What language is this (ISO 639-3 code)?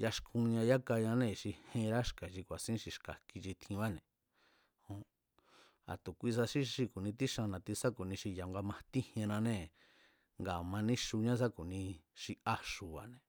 vmz